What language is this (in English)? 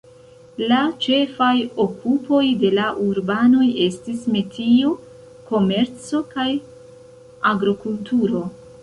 Esperanto